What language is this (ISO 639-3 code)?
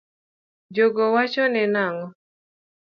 luo